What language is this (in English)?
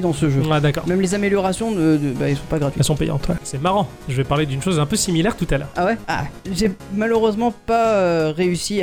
French